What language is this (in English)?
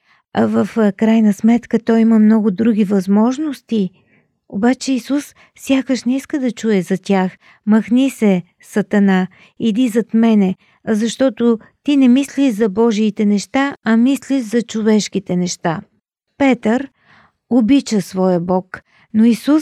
Bulgarian